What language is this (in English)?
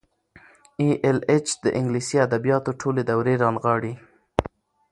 Pashto